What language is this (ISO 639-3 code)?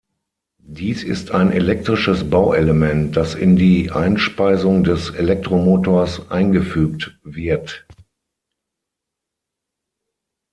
deu